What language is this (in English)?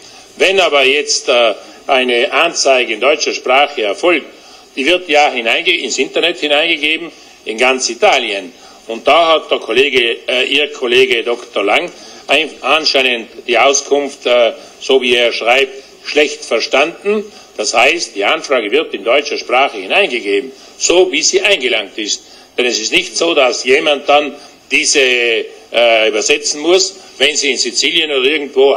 German